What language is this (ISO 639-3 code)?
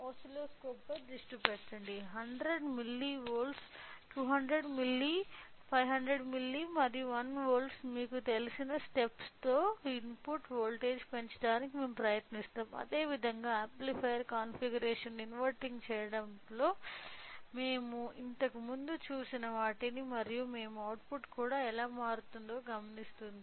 tel